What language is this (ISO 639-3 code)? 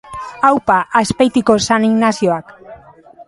eus